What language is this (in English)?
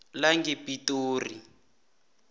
South Ndebele